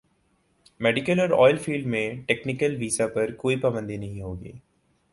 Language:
Urdu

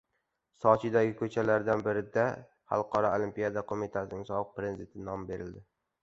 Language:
Uzbek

